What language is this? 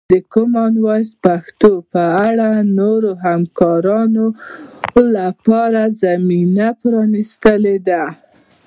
Pashto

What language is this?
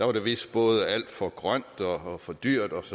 Danish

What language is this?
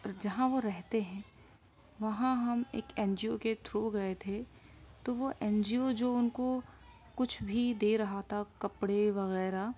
Urdu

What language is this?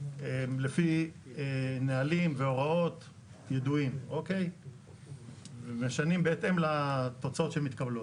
Hebrew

